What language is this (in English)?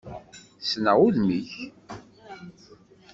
Kabyle